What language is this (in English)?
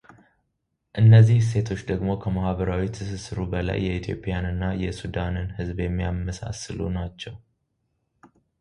Amharic